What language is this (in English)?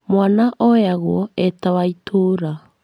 Kikuyu